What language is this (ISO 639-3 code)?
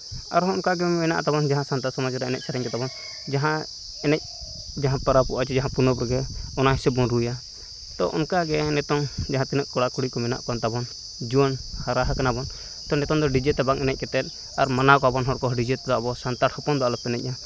sat